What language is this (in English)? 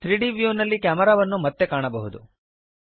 Kannada